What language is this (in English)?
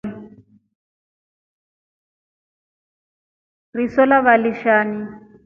Rombo